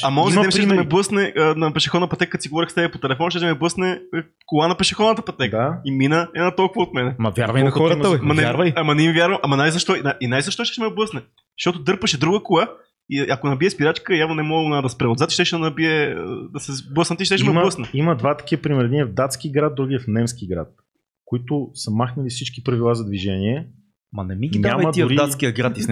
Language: Bulgarian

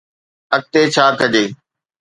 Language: Sindhi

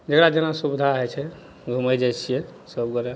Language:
Maithili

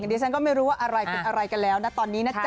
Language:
Thai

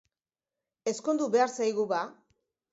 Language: Basque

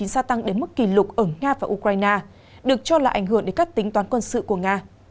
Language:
Vietnamese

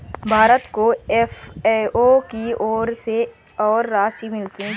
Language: Hindi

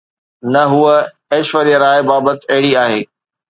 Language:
Sindhi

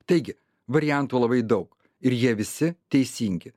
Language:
Lithuanian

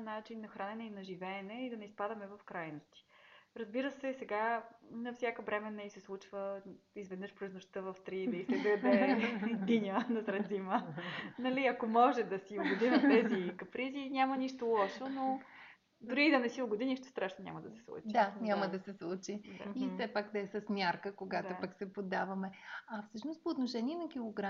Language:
Bulgarian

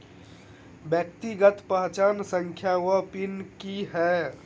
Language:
Maithili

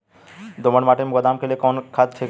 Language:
Bhojpuri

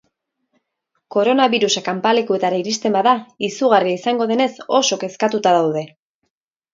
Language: Basque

